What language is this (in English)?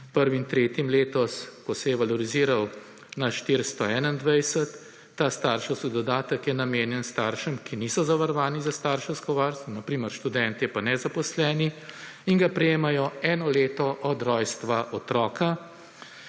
Slovenian